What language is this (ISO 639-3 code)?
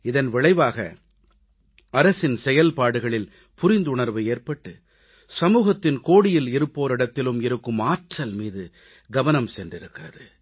tam